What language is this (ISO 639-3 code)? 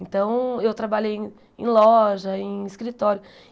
por